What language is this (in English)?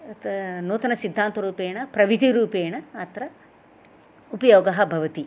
Sanskrit